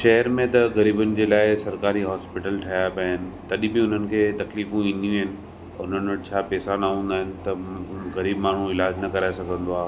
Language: Sindhi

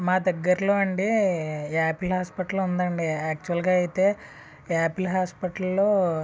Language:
Telugu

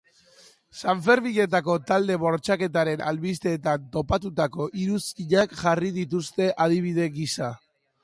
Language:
Basque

